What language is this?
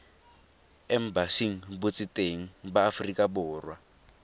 Tswana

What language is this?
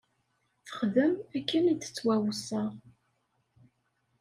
Kabyle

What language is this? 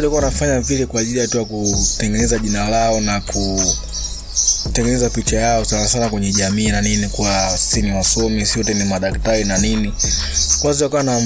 Swahili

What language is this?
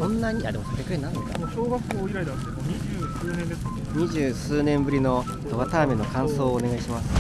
Japanese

